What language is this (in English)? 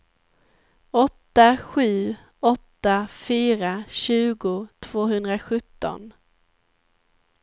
Swedish